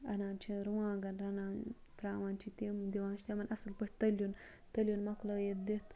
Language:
Kashmiri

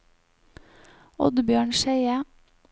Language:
Norwegian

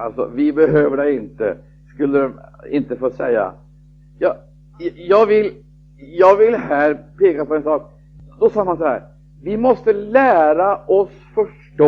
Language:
Swedish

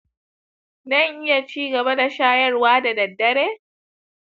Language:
Hausa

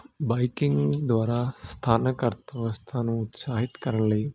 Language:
Punjabi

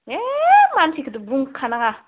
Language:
Bodo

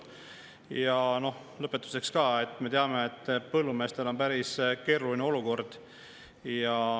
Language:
Estonian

